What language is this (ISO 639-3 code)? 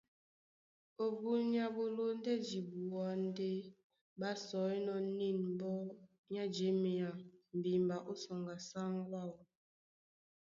dua